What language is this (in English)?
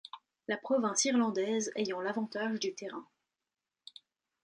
French